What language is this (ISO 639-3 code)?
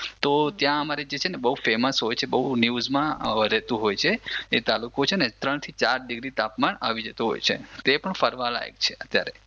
guj